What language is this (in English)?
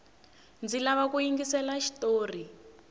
Tsonga